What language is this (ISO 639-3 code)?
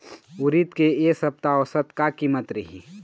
hne